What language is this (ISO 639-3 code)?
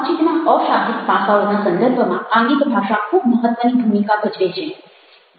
guj